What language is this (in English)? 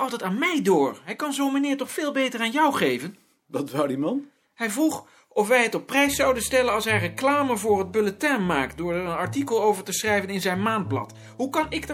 Dutch